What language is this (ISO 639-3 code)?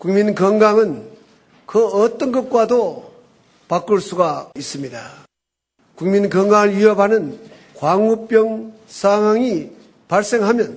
kor